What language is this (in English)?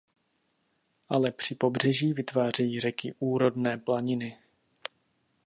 Czech